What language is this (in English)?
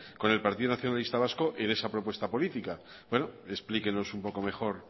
Spanish